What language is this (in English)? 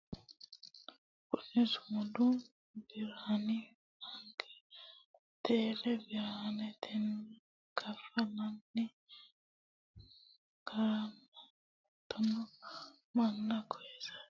Sidamo